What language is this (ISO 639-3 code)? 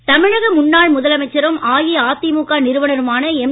tam